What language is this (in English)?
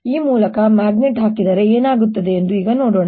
Kannada